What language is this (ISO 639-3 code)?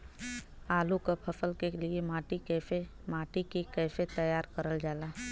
bho